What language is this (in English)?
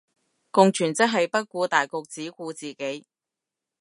Cantonese